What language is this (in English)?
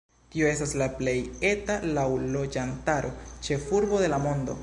Esperanto